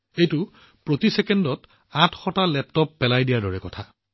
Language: Assamese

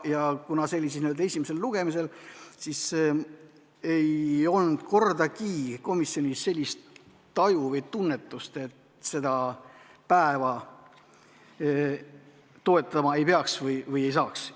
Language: Estonian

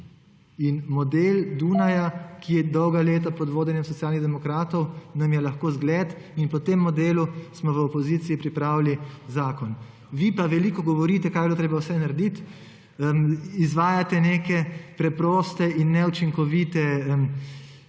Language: Slovenian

